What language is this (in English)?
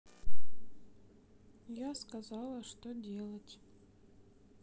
Russian